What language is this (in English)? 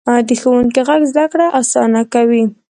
Pashto